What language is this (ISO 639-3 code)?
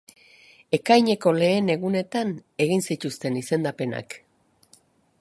eus